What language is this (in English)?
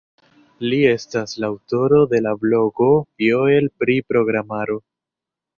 Esperanto